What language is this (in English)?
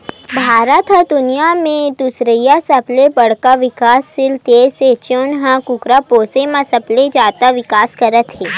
Chhattisgarhi